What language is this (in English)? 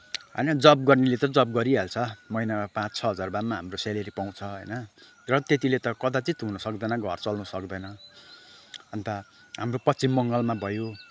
Nepali